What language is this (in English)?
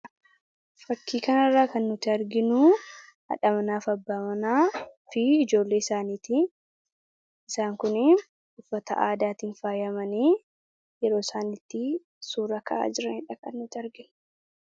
Oromo